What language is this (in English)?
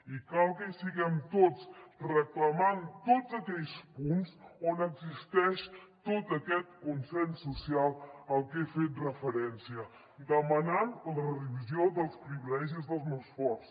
Catalan